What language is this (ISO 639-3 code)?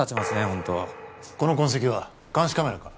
jpn